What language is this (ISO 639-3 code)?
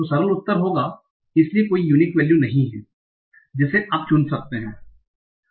hin